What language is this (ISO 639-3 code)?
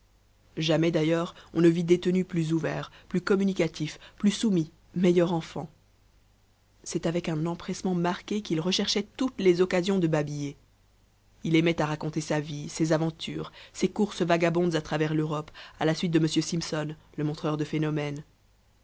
fra